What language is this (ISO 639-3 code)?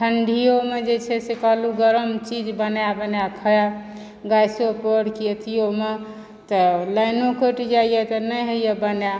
mai